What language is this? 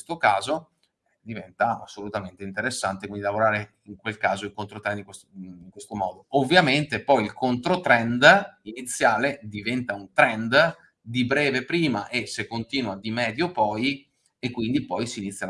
Italian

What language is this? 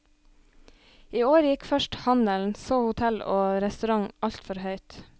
Norwegian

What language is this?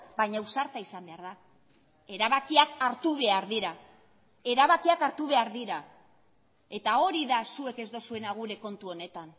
Basque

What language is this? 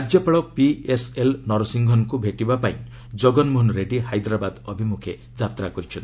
Odia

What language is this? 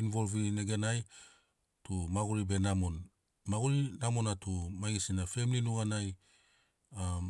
Sinaugoro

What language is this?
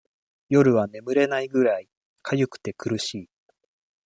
Japanese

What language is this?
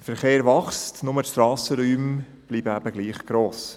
Swiss German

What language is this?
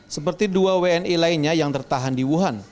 Indonesian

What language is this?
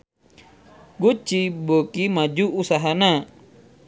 Sundanese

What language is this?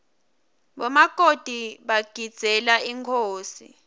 Swati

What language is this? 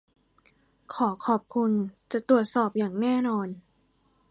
Thai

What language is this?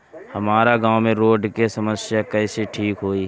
Bhojpuri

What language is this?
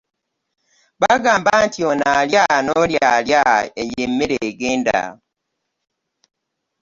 Ganda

